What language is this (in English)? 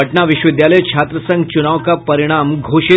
Hindi